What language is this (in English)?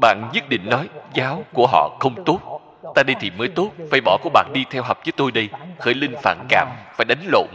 Vietnamese